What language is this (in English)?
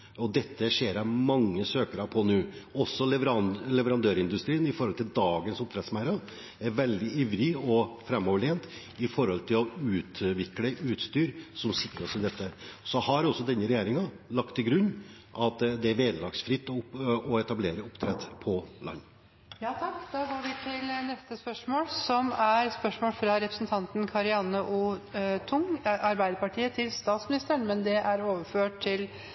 Norwegian